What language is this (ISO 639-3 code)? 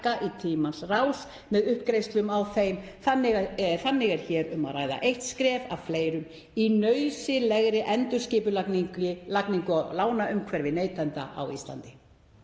isl